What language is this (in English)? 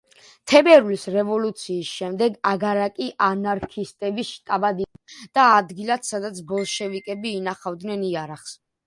Georgian